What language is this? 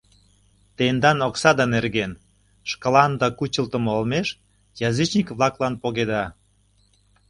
Mari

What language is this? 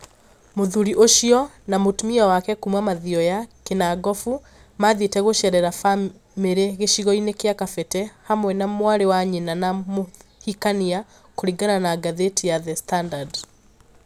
Kikuyu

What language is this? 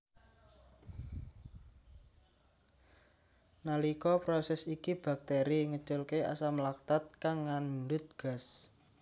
Javanese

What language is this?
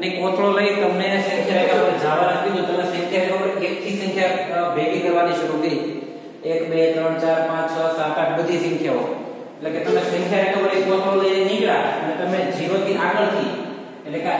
Indonesian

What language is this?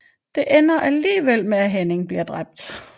Danish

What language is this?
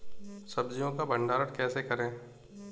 Hindi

